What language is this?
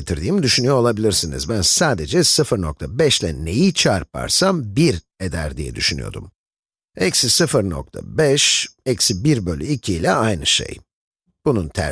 Turkish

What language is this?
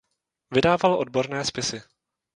Czech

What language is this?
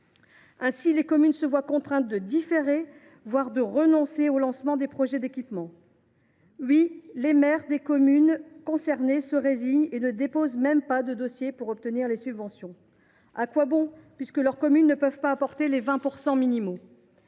French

